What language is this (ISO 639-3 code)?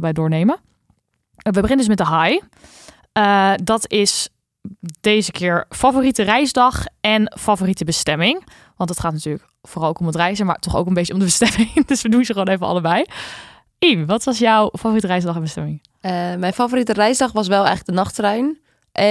nld